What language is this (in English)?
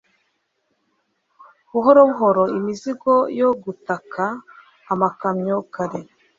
Kinyarwanda